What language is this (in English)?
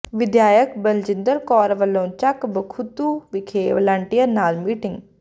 Punjabi